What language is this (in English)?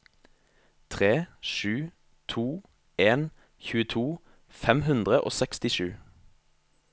Norwegian